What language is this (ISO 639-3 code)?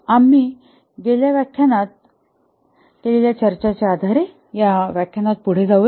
mar